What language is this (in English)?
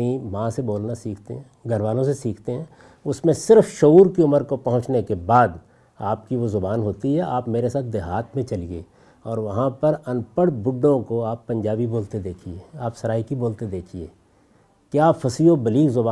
Urdu